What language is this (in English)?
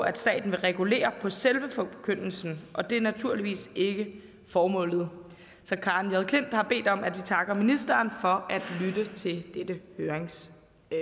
Danish